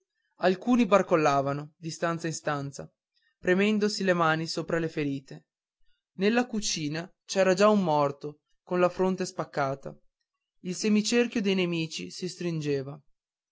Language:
Italian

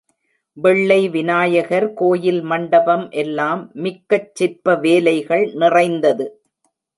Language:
Tamil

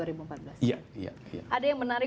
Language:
Indonesian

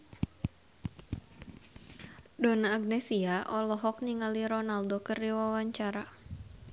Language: Sundanese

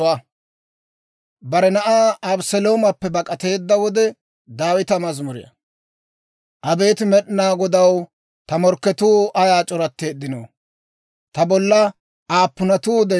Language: Dawro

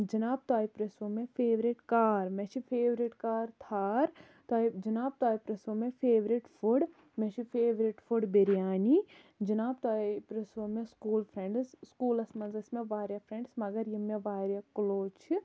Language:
Kashmiri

